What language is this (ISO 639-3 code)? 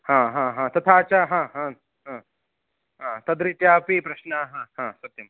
san